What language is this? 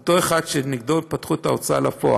Hebrew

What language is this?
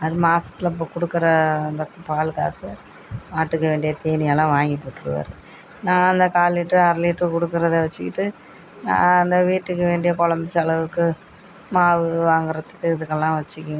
Tamil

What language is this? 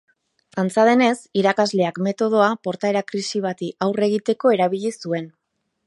Basque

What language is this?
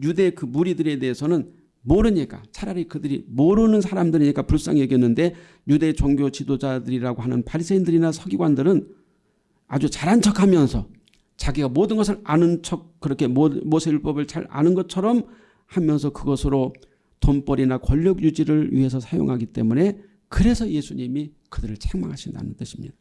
Korean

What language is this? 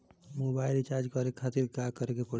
Bhojpuri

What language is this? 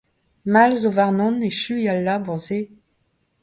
Breton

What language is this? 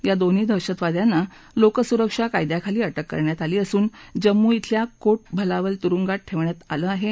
Marathi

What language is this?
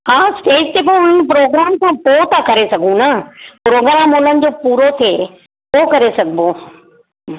Sindhi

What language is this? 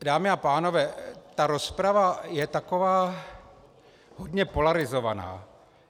Czech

